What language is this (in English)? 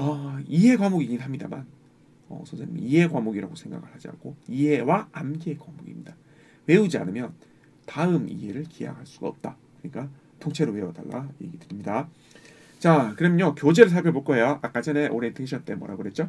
Korean